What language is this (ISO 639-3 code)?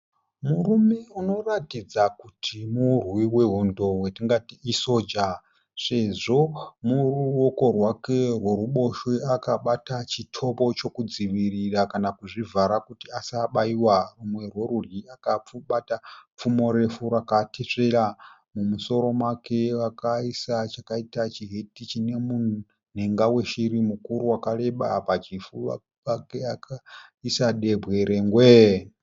sna